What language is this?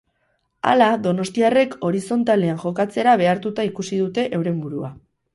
Basque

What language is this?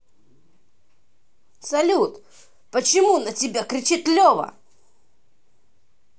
Russian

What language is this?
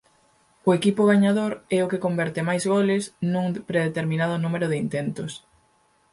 Galician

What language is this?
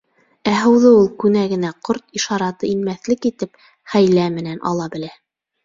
Bashkir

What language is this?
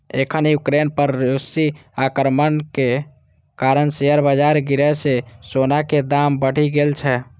Maithili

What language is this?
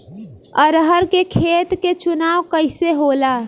Bhojpuri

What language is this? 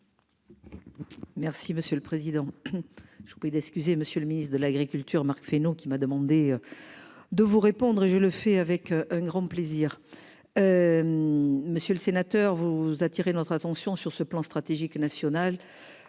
French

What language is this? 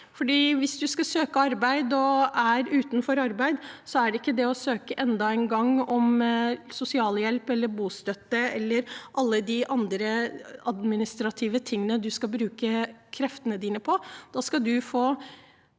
Norwegian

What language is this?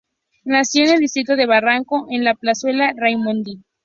Spanish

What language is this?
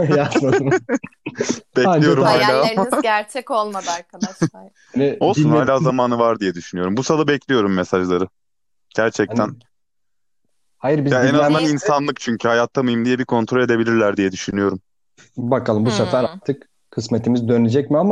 Turkish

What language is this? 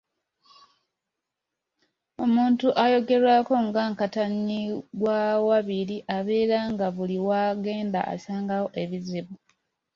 Ganda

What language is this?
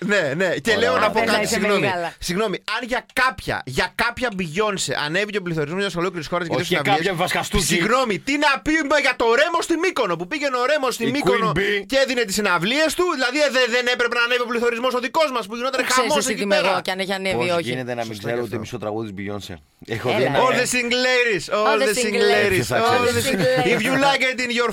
Greek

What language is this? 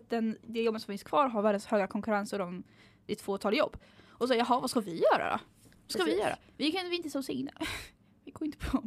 Swedish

